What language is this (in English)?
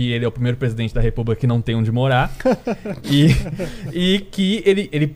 Portuguese